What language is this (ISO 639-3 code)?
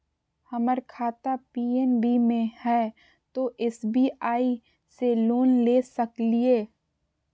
mag